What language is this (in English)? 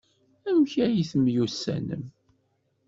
Kabyle